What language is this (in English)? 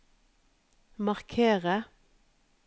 Norwegian